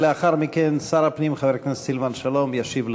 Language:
Hebrew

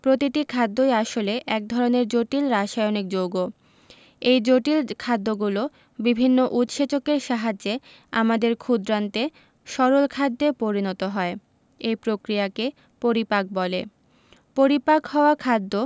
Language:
Bangla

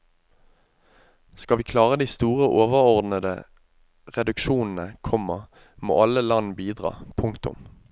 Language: Norwegian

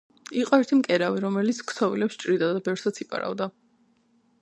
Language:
Georgian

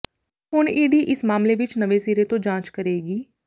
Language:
Punjabi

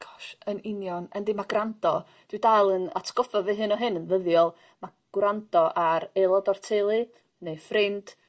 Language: Welsh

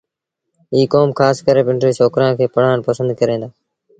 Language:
Sindhi Bhil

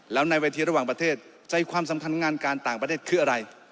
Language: Thai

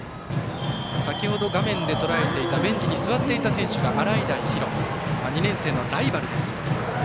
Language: Japanese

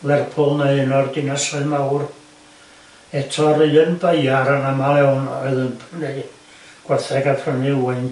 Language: Welsh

